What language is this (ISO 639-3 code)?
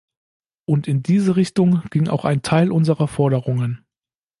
deu